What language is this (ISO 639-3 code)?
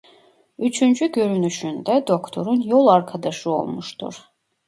tur